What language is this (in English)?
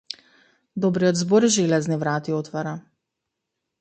Macedonian